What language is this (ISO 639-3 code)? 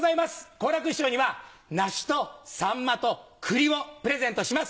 jpn